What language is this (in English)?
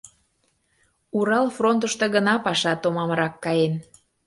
Mari